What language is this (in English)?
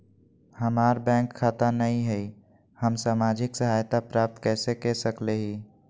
Magahi